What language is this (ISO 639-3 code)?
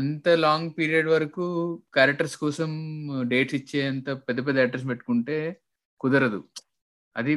tel